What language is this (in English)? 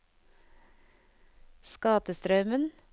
Norwegian